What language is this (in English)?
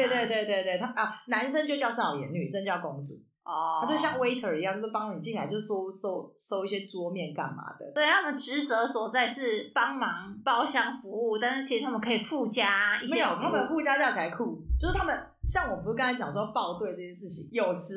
Chinese